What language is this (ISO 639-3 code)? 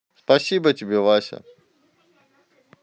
rus